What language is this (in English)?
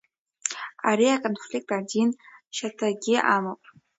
Abkhazian